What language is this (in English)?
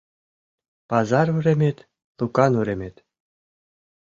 Mari